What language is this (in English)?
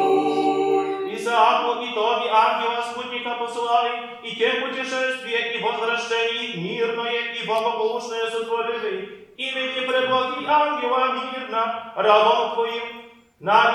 Polish